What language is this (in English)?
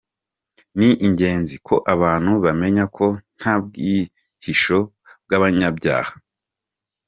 Kinyarwanda